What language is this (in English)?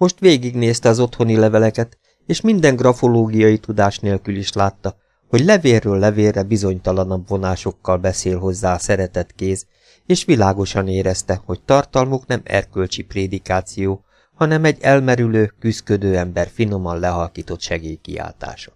Hungarian